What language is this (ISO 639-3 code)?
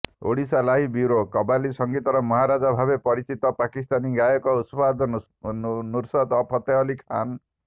ori